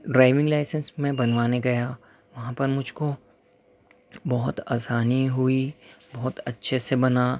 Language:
Urdu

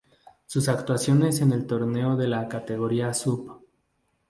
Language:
Spanish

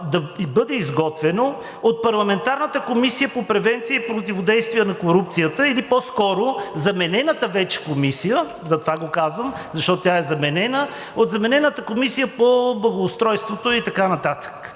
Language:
Bulgarian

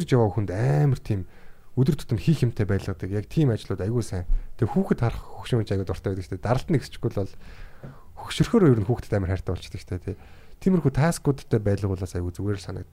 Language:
Korean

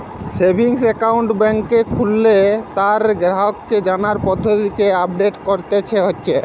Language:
Bangla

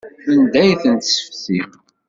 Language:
Kabyle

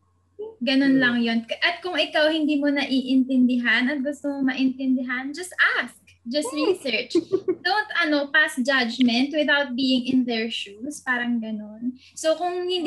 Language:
Filipino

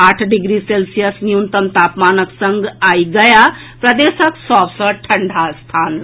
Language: Maithili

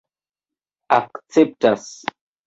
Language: Esperanto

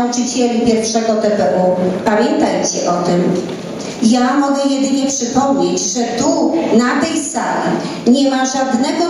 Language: Polish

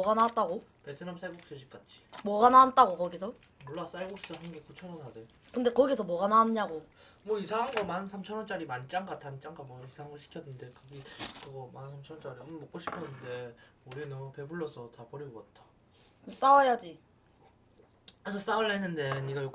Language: Korean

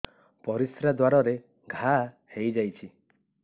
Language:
Odia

